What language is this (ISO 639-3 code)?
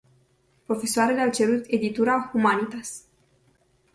ron